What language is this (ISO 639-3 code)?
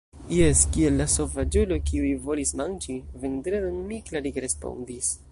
epo